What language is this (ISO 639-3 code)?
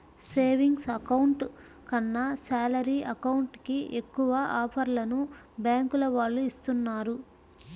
tel